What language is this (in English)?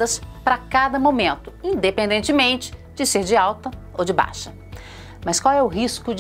Portuguese